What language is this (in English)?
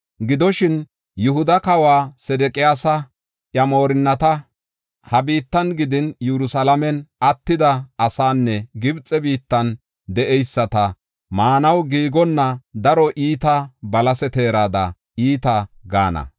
Gofa